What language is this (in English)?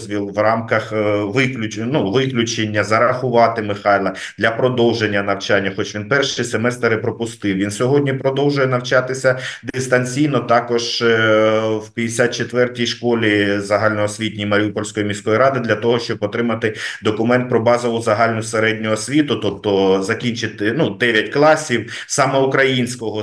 Ukrainian